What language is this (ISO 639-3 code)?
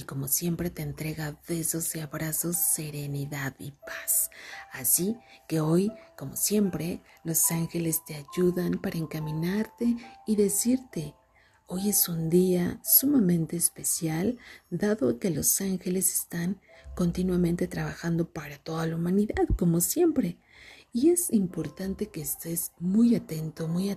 spa